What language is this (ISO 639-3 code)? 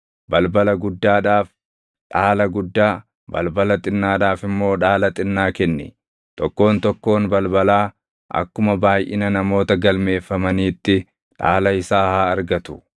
orm